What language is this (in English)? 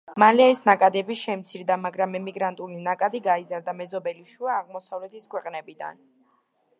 Georgian